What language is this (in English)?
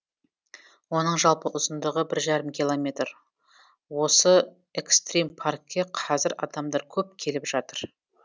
Kazakh